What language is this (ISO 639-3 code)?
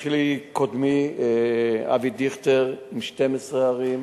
heb